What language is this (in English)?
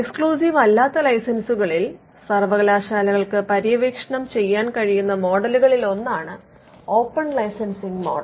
Malayalam